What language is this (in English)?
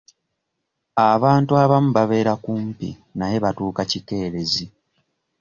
Ganda